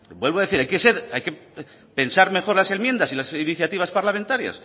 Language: Spanish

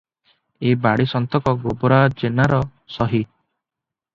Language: Odia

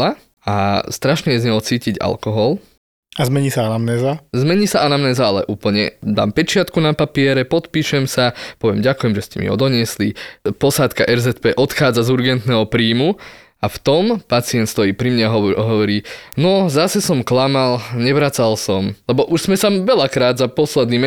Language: Slovak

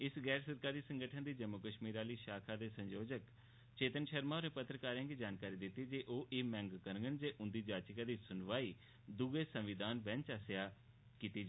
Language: Dogri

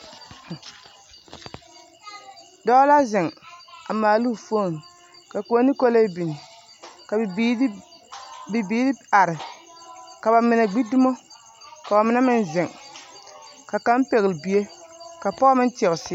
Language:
Southern Dagaare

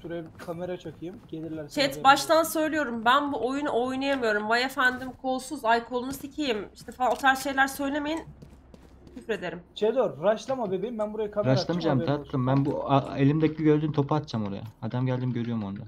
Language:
Turkish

